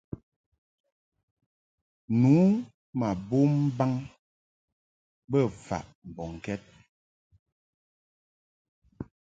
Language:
Mungaka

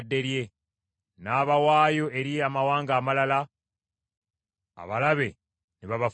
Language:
Ganda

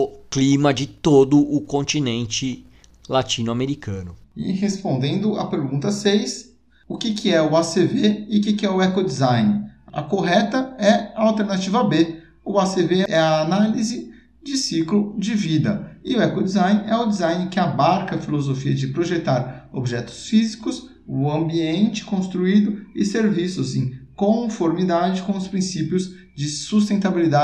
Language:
Portuguese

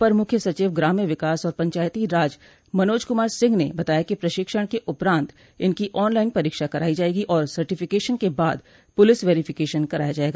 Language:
Hindi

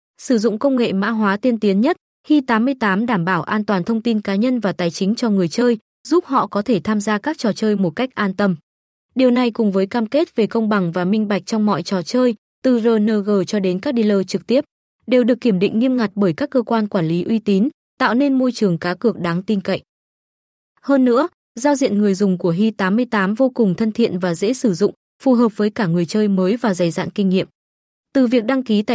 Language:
Vietnamese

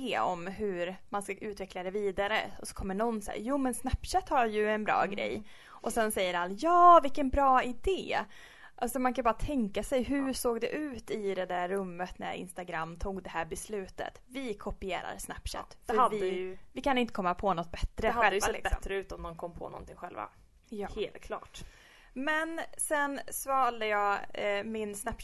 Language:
Swedish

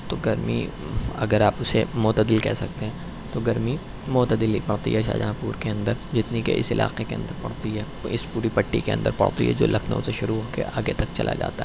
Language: Urdu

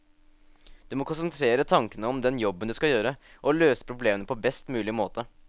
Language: Norwegian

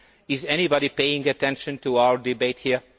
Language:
English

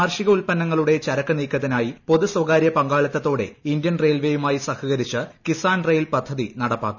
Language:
Malayalam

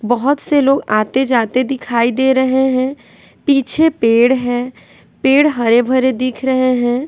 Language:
Hindi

